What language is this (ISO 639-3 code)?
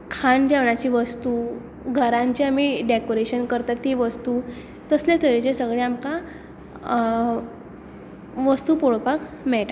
kok